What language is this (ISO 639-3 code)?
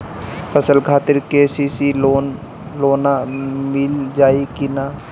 bho